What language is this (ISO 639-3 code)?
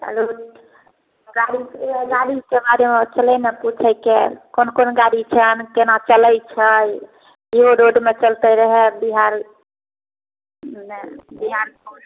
mai